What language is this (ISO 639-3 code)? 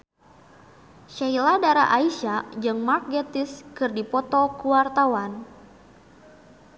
sun